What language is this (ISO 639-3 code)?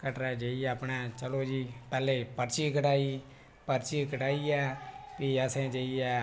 doi